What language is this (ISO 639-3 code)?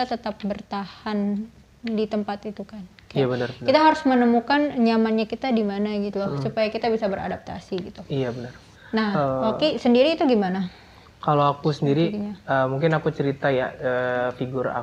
ind